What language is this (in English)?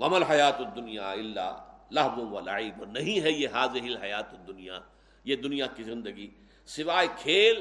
Urdu